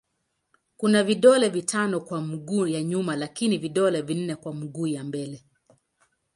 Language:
Swahili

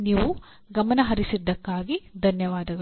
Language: Kannada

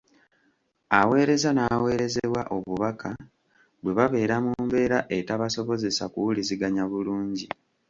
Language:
Ganda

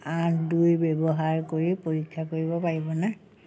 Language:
Assamese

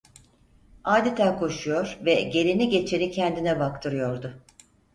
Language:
Turkish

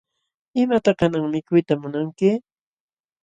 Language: Jauja Wanca Quechua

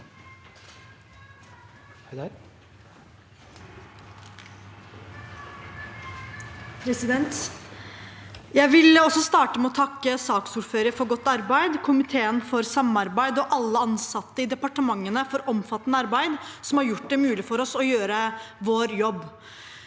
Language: Norwegian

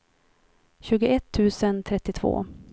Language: Swedish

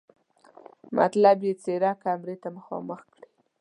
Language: Pashto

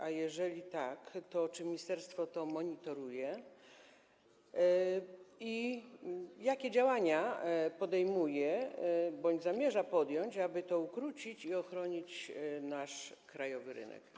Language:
Polish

